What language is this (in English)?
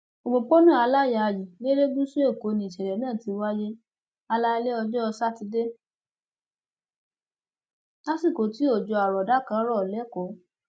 Yoruba